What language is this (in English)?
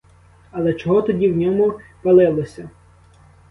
Ukrainian